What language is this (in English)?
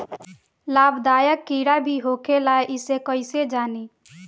Bhojpuri